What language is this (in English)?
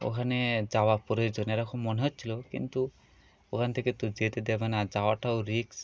Bangla